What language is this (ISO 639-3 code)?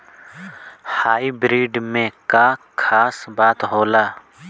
bho